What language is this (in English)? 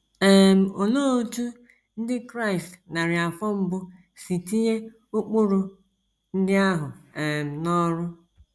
Igbo